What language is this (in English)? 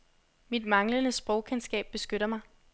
Danish